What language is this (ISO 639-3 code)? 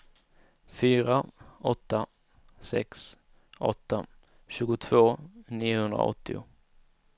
swe